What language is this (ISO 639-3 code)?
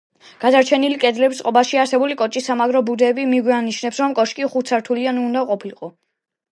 kat